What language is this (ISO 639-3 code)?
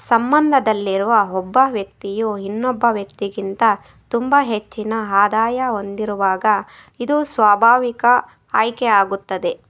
kan